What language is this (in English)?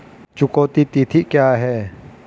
Hindi